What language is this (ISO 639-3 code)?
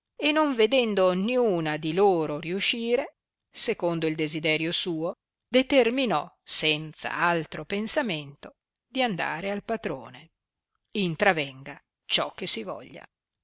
ita